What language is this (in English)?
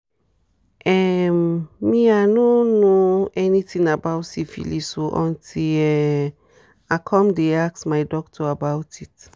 Nigerian Pidgin